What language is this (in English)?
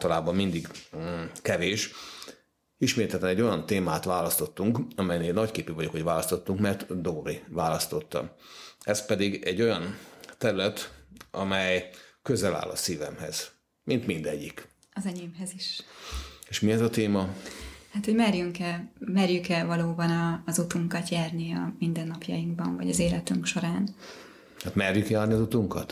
Hungarian